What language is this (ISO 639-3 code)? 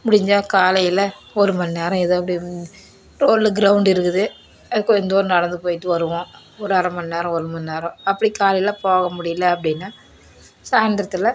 tam